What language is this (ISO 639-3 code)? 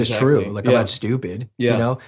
eng